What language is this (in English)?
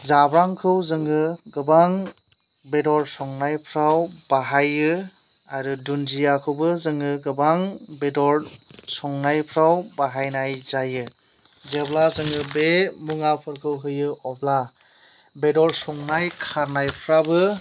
Bodo